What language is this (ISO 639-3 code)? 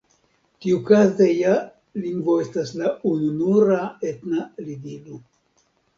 epo